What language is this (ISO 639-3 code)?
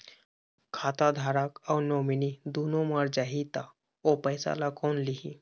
hne